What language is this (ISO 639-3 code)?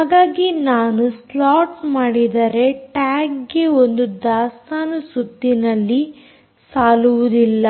kan